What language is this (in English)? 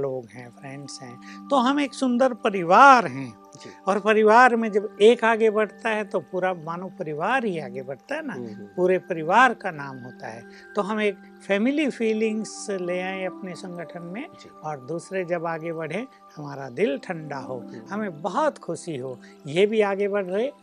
Hindi